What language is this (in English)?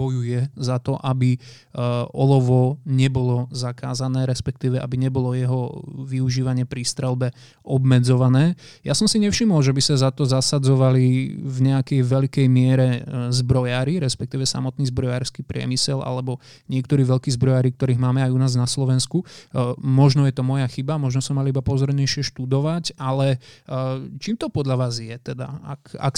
Slovak